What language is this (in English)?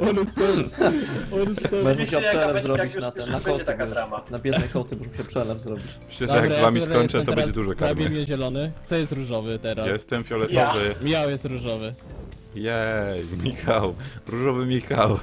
Polish